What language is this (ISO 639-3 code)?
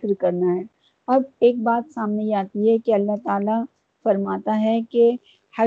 urd